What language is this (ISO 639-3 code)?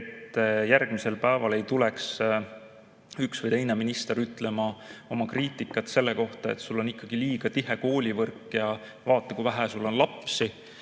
est